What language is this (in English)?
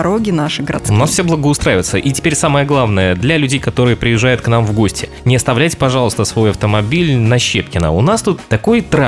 Russian